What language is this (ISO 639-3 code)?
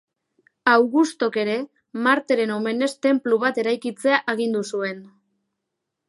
eus